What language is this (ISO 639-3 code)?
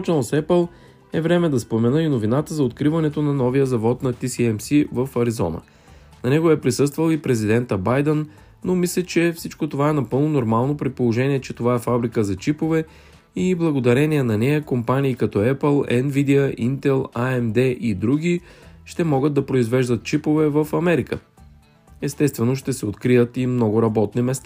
bul